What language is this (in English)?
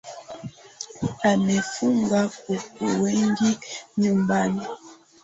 Swahili